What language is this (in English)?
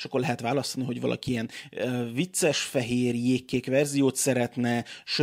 Hungarian